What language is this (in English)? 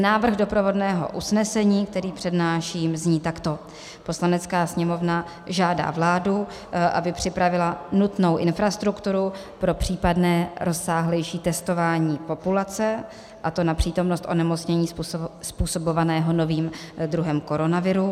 Czech